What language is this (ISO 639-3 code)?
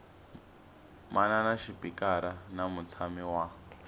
tso